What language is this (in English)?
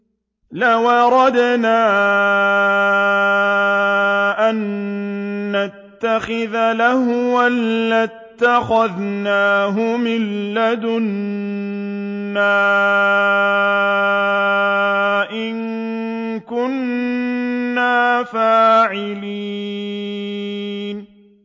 Arabic